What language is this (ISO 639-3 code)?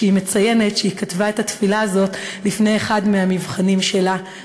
heb